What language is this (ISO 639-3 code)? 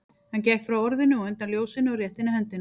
isl